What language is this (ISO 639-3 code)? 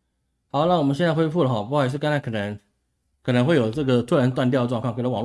zho